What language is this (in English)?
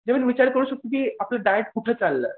Marathi